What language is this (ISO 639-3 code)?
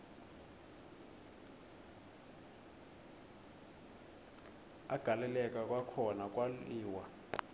xho